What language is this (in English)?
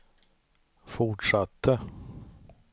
Swedish